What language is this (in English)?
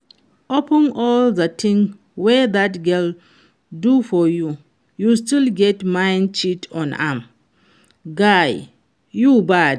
Nigerian Pidgin